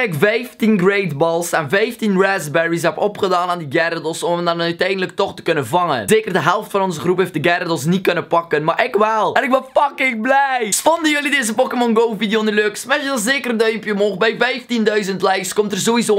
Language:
Dutch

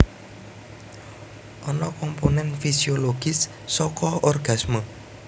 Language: Javanese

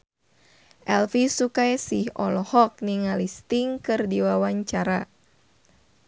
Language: Sundanese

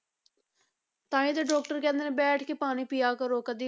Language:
Punjabi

